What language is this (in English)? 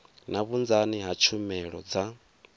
Venda